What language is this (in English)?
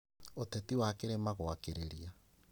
Kikuyu